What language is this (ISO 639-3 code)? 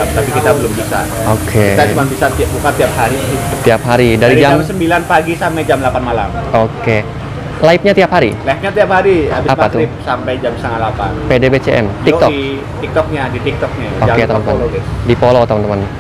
ind